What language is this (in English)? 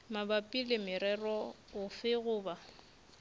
Northern Sotho